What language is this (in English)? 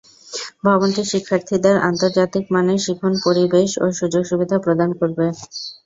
Bangla